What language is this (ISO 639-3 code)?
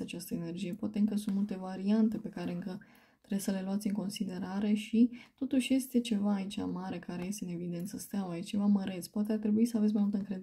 ron